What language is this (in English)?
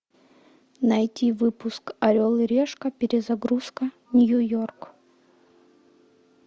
Russian